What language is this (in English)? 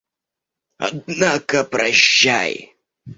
Russian